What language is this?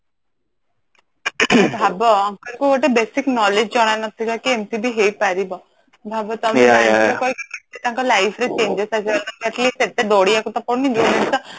Odia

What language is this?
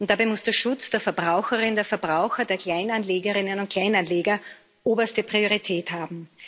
German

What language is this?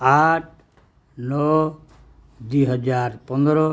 Odia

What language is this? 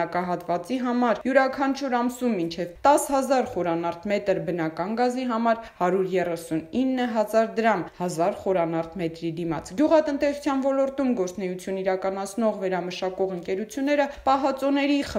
Romanian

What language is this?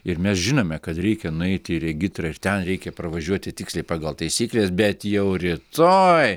Lithuanian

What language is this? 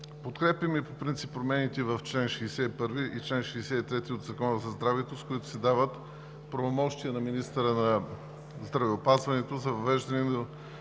Bulgarian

